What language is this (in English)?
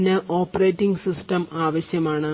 Malayalam